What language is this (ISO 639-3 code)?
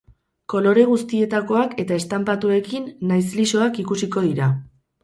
eus